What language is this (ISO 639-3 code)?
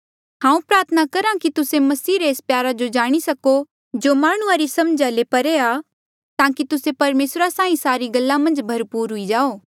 mjl